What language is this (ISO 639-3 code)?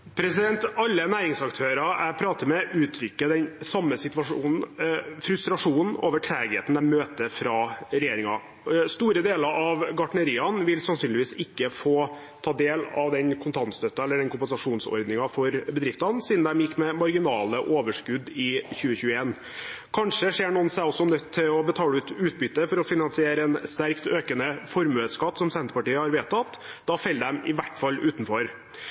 nob